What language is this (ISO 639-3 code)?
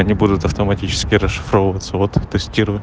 rus